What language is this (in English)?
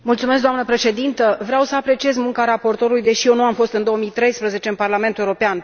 Romanian